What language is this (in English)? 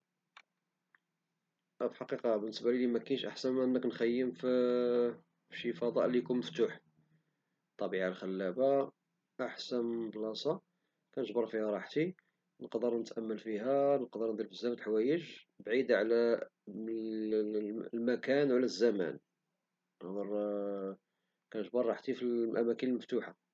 Moroccan Arabic